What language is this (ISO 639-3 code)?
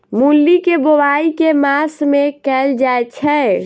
mai